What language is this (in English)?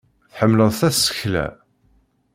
Kabyle